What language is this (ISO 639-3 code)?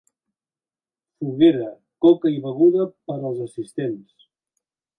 cat